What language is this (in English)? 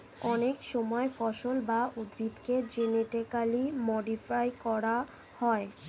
Bangla